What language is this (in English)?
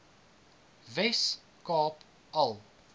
Afrikaans